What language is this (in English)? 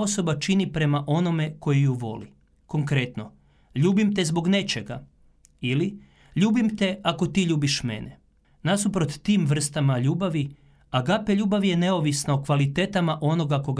Croatian